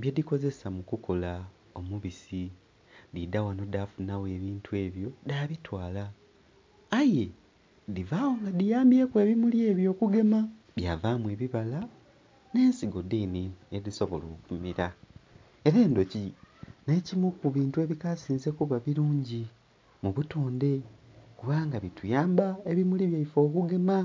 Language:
Soga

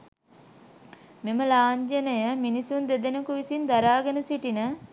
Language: Sinhala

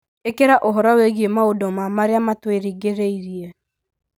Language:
Kikuyu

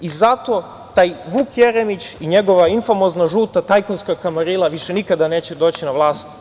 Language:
Serbian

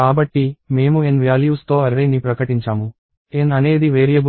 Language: Telugu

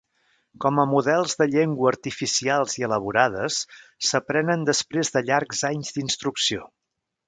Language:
Catalan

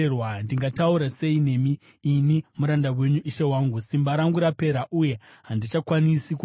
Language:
Shona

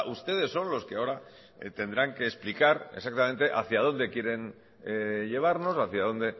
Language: Spanish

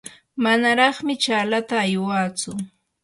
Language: Yanahuanca Pasco Quechua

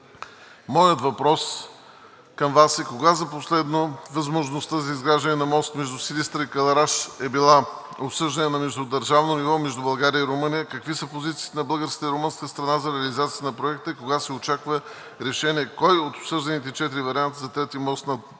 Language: Bulgarian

